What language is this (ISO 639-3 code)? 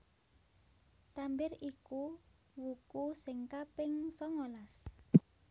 jav